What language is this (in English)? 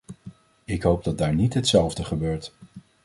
Dutch